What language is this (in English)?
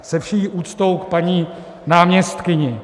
Czech